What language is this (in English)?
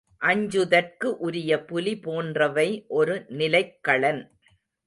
Tamil